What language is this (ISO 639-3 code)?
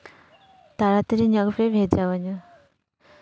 sat